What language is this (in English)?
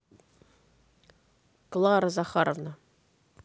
Russian